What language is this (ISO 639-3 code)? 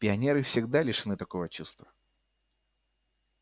rus